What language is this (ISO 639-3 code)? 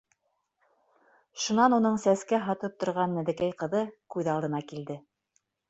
bak